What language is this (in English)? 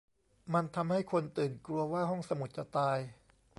Thai